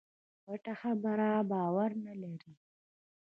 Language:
Pashto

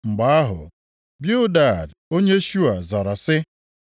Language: Igbo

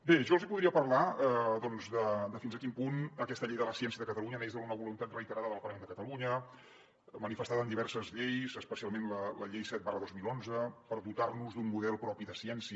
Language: Catalan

